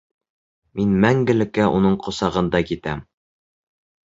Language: Bashkir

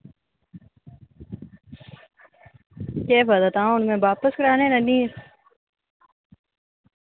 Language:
Dogri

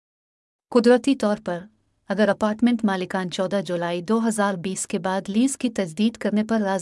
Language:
Urdu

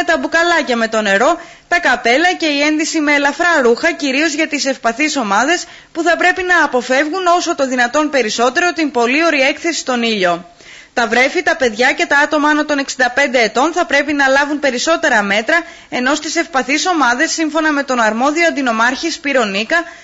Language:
Greek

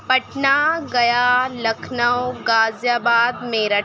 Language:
Urdu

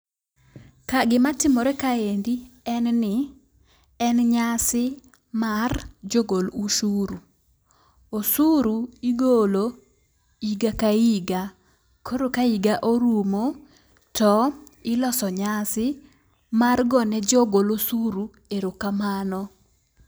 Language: Luo (Kenya and Tanzania)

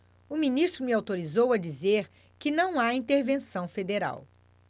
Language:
Portuguese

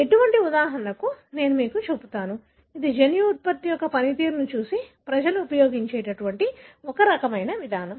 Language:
Telugu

